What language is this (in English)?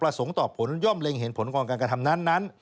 Thai